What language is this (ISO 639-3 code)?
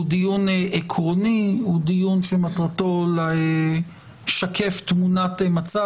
heb